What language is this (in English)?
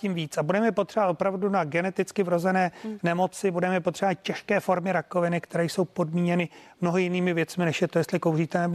Czech